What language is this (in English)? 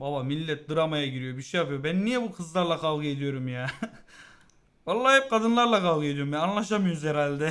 Turkish